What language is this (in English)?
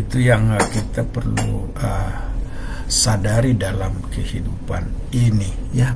Indonesian